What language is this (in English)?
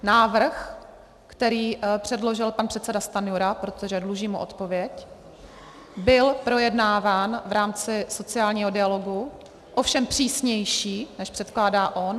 Czech